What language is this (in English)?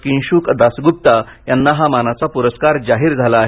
Marathi